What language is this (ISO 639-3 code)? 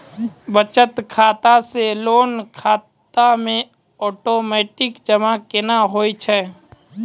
mai